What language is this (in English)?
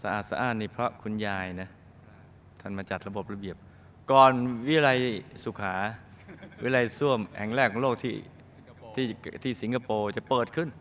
Thai